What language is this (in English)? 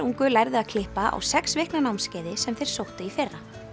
Icelandic